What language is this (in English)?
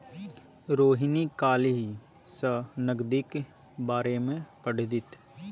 Maithili